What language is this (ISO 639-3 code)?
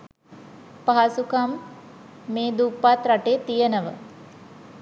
sin